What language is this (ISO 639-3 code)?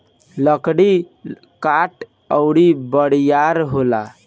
bho